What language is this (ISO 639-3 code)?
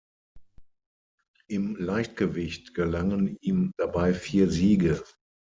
deu